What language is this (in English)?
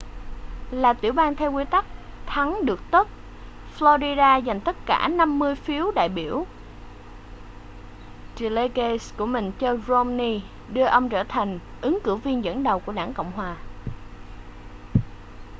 Vietnamese